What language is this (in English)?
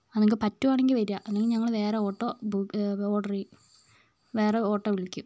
Malayalam